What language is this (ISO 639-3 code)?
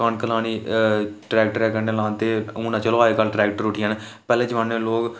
doi